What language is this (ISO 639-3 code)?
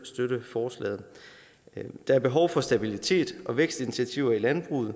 dan